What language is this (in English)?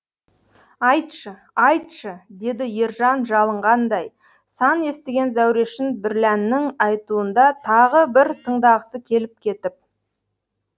Kazakh